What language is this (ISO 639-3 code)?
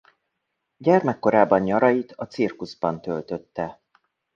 hun